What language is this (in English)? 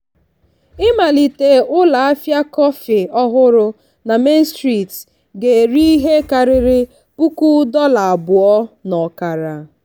Igbo